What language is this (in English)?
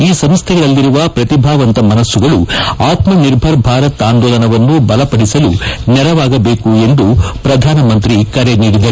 Kannada